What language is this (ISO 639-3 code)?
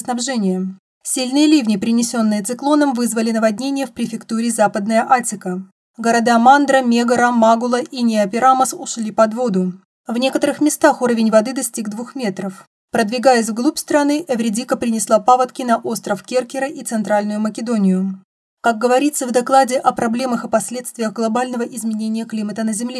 rus